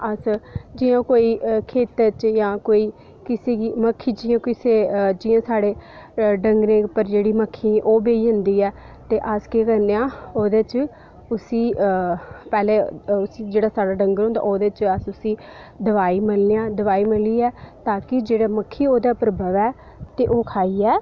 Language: Dogri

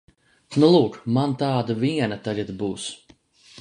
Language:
Latvian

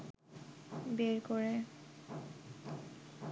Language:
Bangla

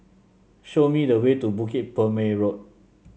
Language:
English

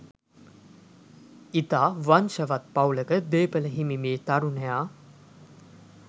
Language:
Sinhala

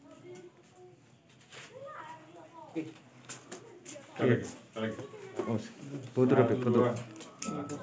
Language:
Indonesian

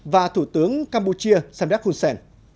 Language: Vietnamese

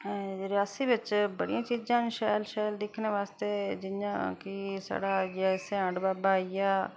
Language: Dogri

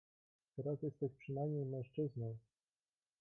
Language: Polish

